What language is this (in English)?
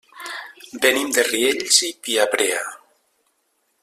Catalan